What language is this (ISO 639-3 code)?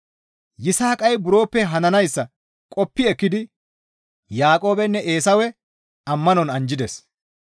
gmv